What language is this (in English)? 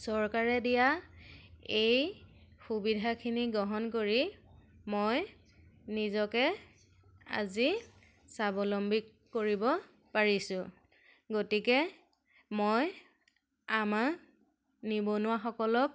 Assamese